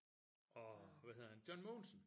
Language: Danish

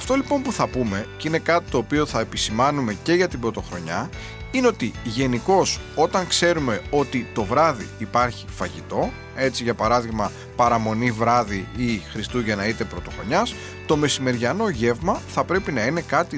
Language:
Greek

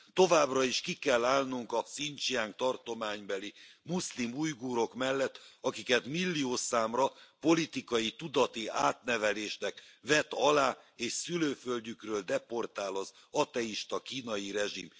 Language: Hungarian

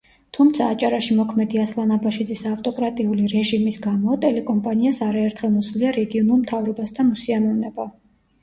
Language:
Georgian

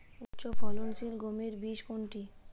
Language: Bangla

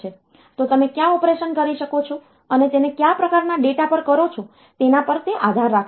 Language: Gujarati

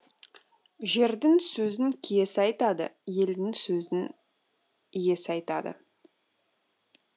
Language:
Kazakh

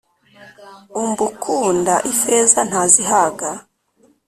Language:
Kinyarwanda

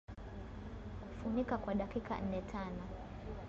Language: Swahili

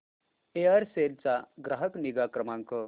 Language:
Marathi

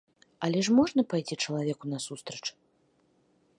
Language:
Belarusian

